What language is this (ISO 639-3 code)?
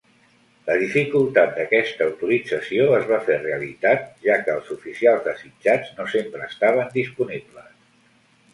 cat